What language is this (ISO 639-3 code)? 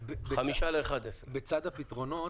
heb